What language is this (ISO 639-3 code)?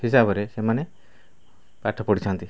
ori